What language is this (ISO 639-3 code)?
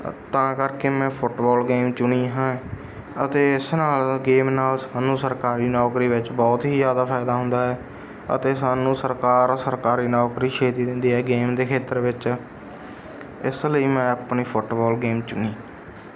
pan